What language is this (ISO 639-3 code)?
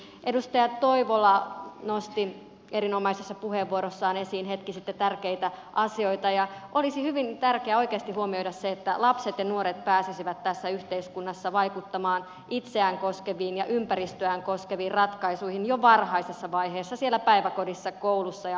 fin